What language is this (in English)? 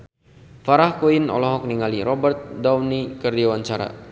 Sundanese